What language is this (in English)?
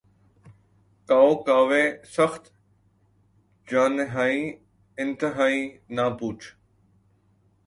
Urdu